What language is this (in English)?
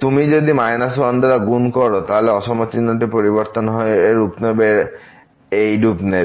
Bangla